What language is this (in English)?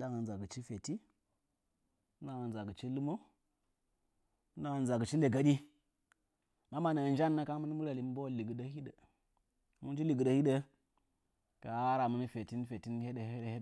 Nzanyi